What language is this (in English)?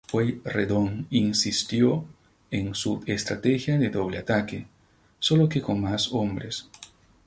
Spanish